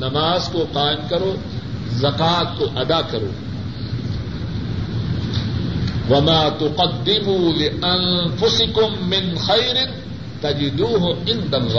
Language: Urdu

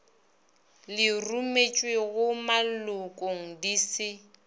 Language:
Northern Sotho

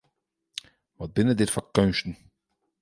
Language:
Western Frisian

